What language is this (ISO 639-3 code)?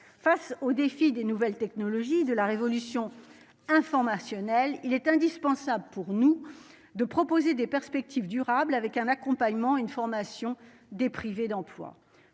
fra